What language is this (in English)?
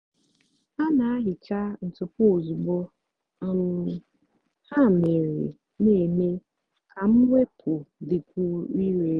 Igbo